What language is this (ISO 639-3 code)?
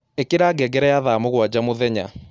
kik